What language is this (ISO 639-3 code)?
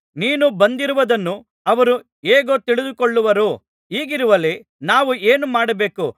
kan